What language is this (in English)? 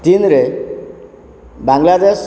Odia